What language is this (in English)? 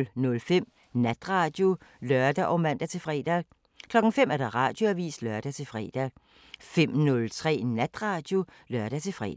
Danish